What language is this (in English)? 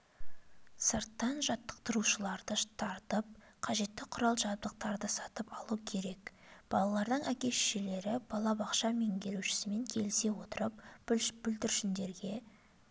Kazakh